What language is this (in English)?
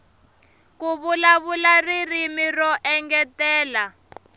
Tsonga